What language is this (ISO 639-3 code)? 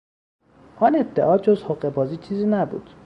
fas